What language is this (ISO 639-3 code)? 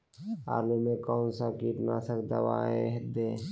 mag